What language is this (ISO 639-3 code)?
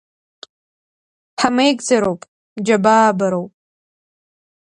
abk